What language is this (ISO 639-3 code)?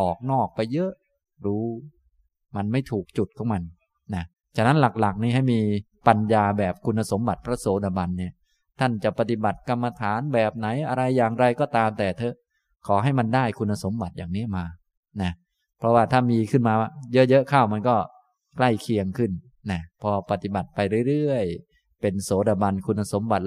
tha